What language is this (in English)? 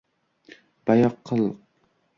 Uzbek